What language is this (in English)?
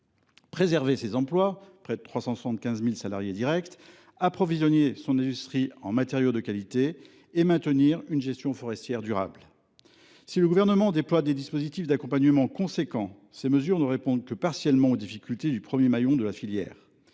French